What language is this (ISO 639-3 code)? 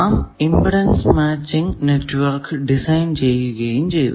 mal